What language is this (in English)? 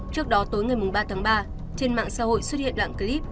Vietnamese